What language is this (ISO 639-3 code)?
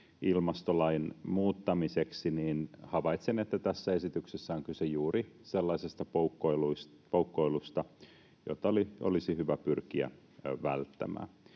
fin